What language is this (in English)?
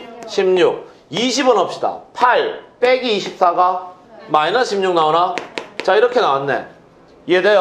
Korean